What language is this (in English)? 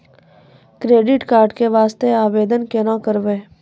Maithili